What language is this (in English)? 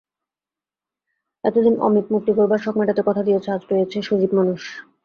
Bangla